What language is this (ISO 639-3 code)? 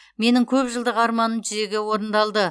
kaz